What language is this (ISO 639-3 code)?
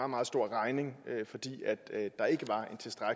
dan